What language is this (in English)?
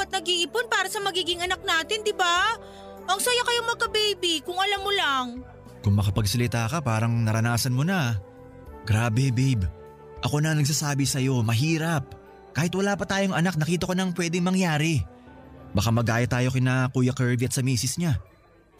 Filipino